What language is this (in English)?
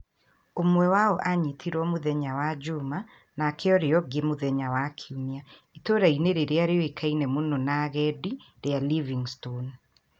Kikuyu